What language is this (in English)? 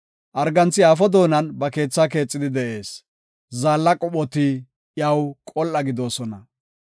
Gofa